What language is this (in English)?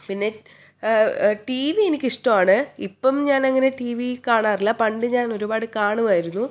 Malayalam